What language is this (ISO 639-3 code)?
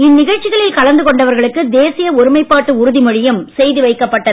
tam